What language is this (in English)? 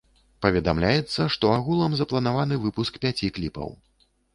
Belarusian